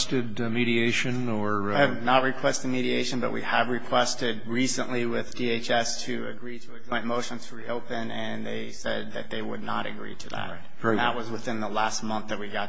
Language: English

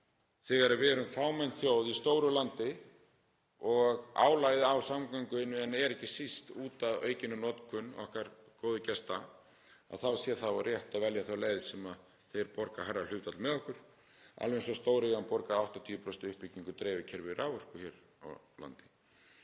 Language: Icelandic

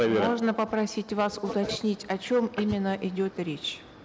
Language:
Kazakh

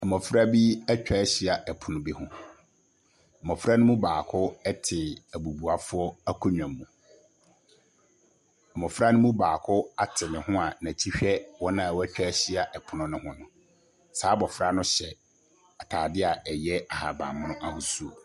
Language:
Akan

